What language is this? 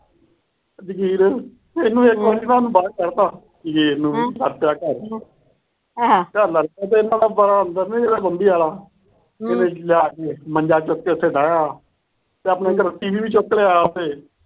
Punjabi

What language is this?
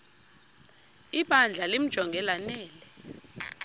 Xhosa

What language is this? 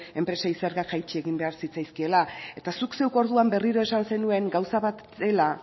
Basque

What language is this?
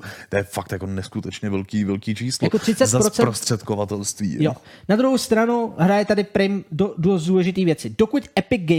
Czech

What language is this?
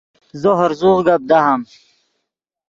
Yidgha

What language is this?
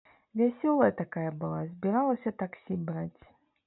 Belarusian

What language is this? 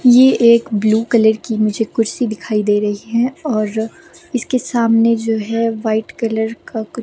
Hindi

